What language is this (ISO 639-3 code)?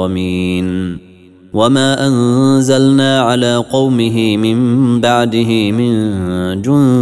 ara